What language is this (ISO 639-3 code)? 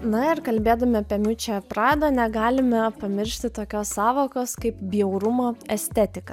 lit